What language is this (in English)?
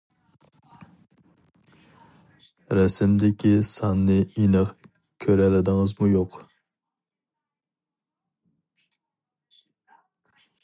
Uyghur